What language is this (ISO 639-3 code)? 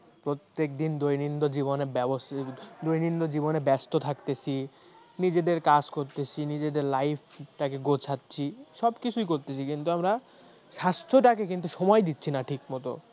ben